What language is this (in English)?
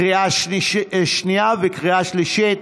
Hebrew